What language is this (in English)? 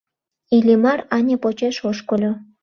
Mari